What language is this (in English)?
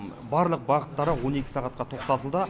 Kazakh